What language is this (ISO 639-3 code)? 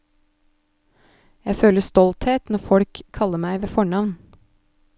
nor